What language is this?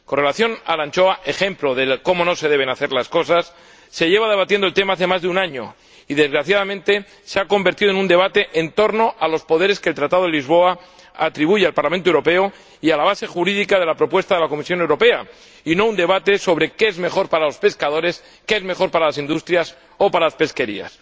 Spanish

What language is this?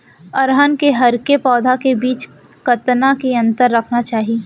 Chhattisgarhi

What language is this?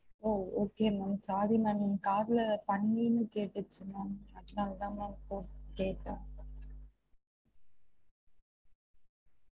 Tamil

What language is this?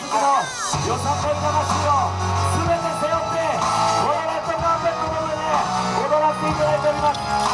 Japanese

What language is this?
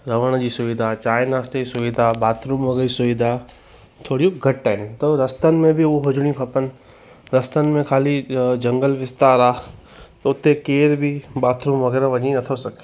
Sindhi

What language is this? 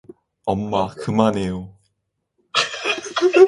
Korean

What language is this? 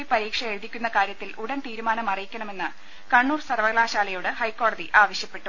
Malayalam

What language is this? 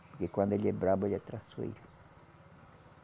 Portuguese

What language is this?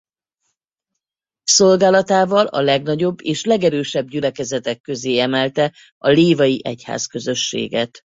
Hungarian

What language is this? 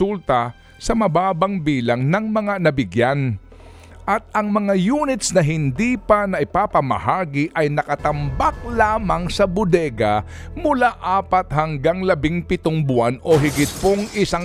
Filipino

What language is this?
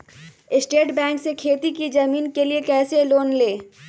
Magahi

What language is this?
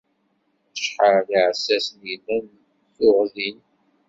Kabyle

